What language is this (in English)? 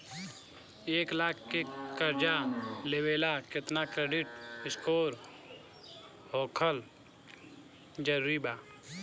Bhojpuri